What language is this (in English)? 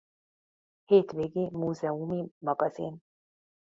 Hungarian